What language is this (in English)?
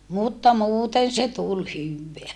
Finnish